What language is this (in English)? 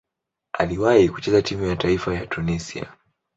Swahili